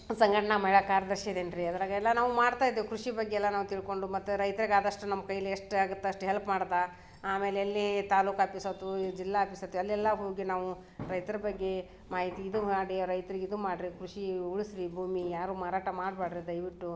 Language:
Kannada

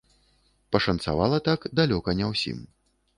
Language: Belarusian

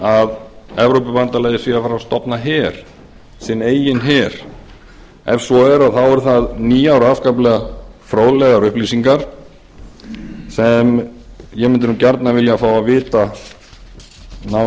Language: Icelandic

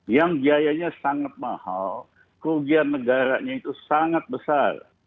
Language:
Indonesian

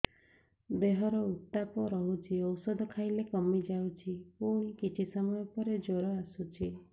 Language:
Odia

